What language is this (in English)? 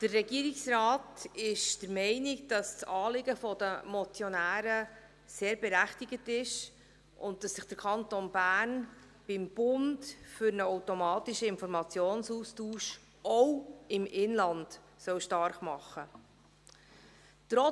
Swiss German